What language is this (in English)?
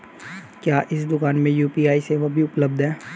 Hindi